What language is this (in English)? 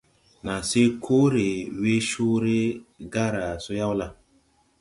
Tupuri